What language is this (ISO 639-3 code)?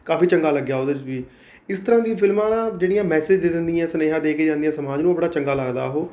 pan